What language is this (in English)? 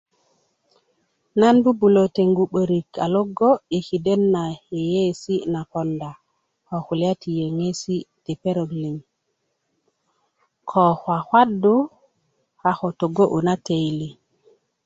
Kuku